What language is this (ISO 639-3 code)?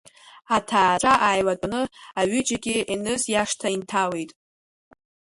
abk